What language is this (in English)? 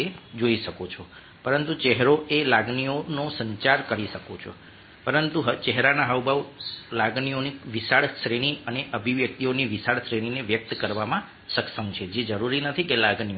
Gujarati